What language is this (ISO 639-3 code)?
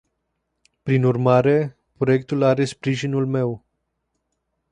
ron